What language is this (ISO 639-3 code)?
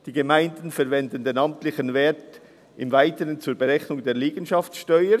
gsw